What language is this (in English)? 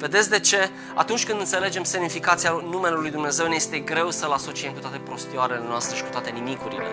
Romanian